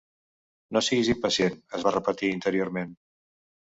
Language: Catalan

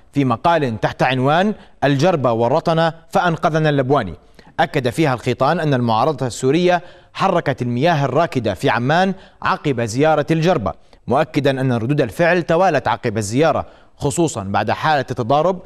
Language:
Arabic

